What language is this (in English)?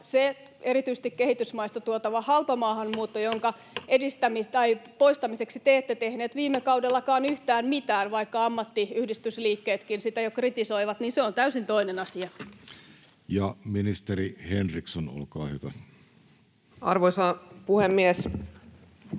Finnish